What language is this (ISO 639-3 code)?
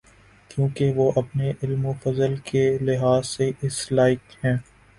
urd